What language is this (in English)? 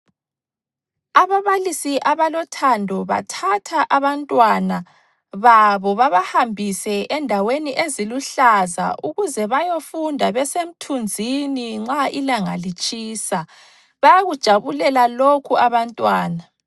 North Ndebele